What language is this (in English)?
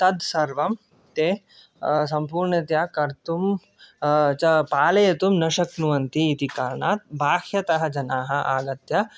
Sanskrit